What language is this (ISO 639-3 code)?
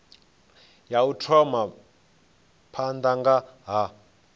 ven